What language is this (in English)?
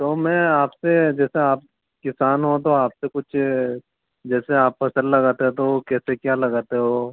Hindi